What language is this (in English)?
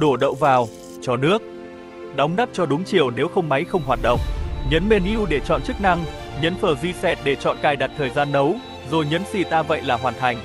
Vietnamese